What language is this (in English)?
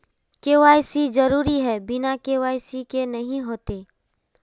Magahi